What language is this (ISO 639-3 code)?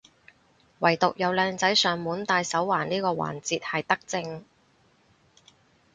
yue